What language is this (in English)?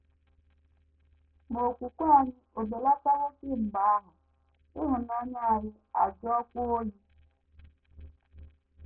Igbo